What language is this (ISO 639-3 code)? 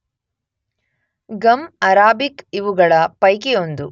kan